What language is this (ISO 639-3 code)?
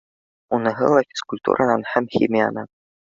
bak